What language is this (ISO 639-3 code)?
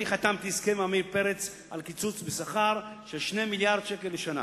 heb